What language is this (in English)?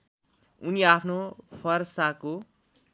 Nepali